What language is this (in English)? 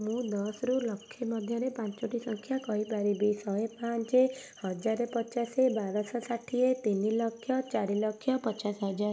Odia